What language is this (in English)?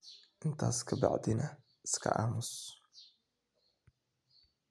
Somali